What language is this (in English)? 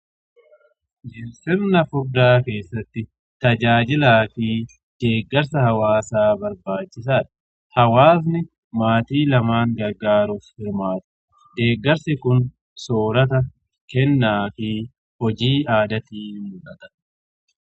Oromo